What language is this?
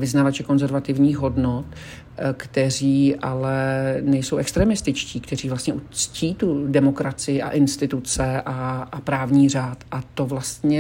Czech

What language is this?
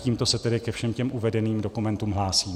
Czech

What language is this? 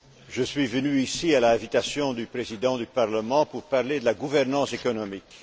French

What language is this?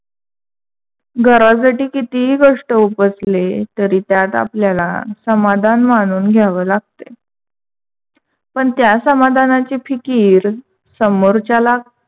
Marathi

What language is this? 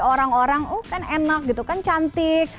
Indonesian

